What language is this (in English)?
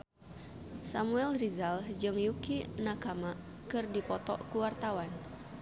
Sundanese